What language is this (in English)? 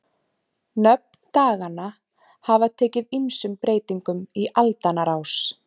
Icelandic